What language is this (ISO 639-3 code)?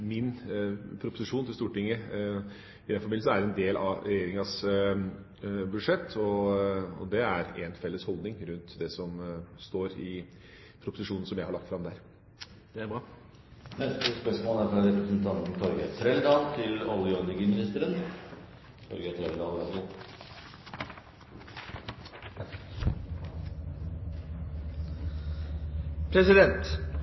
nor